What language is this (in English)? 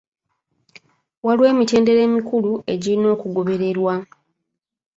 Ganda